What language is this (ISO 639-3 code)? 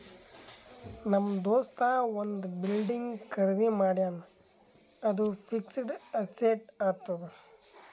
kan